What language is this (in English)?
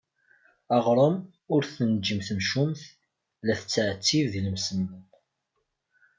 Kabyle